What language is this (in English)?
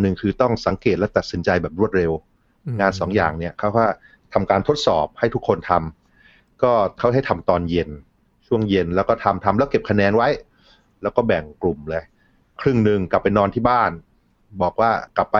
Thai